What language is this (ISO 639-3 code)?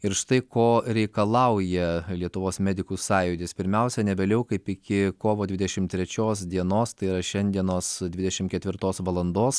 lit